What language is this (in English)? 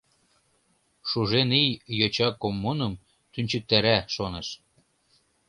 Mari